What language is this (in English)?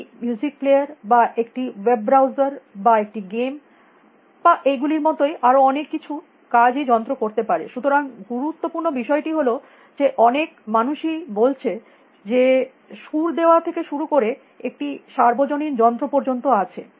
Bangla